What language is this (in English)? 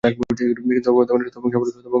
Bangla